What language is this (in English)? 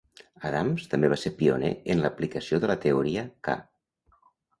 Catalan